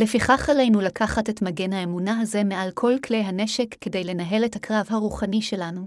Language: Hebrew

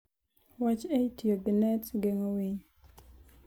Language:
Luo (Kenya and Tanzania)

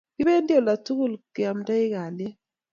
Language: Kalenjin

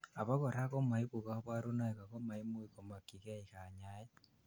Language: Kalenjin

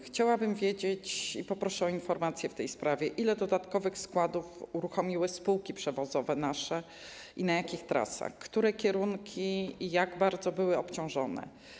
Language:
Polish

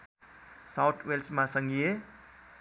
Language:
Nepali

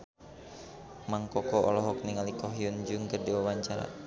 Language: Sundanese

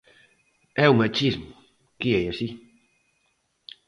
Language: Galician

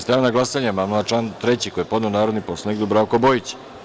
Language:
Serbian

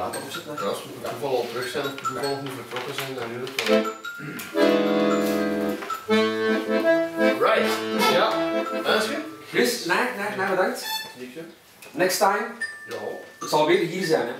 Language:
Dutch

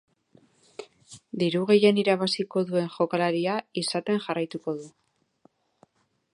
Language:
Basque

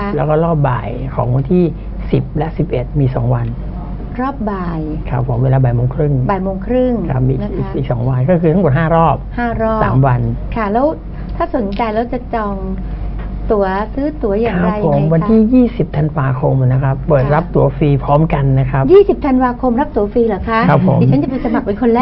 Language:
Thai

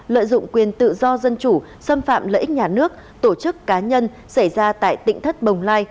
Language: Vietnamese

